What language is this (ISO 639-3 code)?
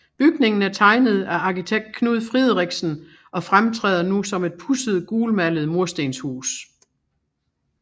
dan